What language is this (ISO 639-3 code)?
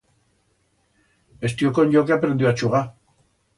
arg